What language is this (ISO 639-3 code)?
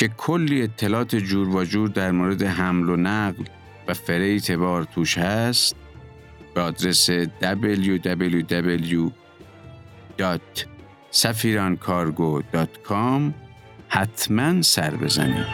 fas